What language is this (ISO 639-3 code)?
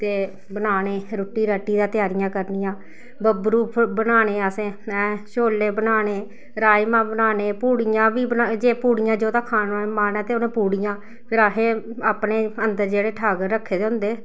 doi